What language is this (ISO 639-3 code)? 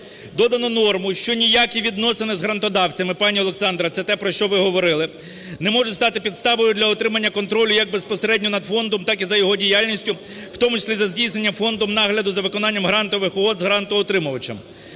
ukr